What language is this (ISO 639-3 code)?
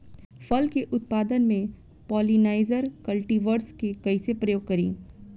bho